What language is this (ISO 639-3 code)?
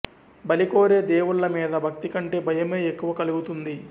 tel